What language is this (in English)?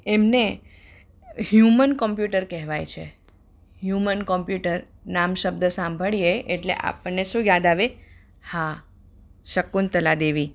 Gujarati